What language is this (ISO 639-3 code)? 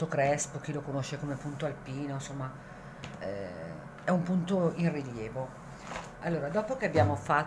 ita